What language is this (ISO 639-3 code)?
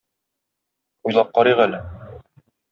tat